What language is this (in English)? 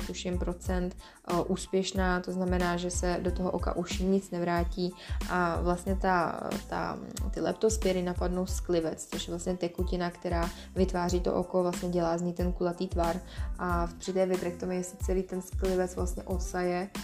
Czech